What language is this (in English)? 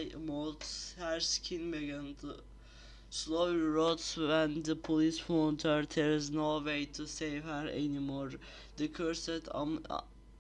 Turkish